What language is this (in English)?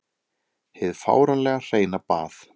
Icelandic